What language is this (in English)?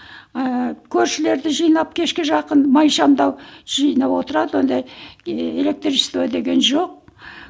Kazakh